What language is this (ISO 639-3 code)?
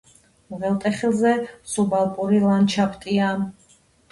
kat